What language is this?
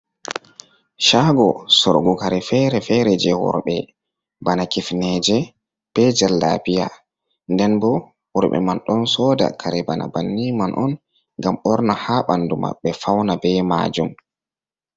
Fula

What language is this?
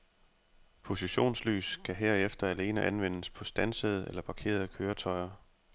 Danish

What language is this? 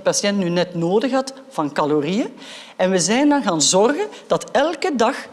Dutch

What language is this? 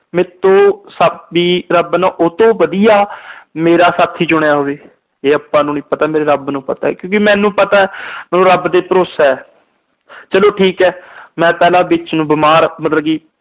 Punjabi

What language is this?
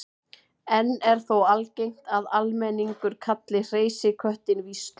Icelandic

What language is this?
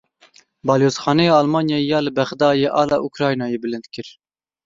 Kurdish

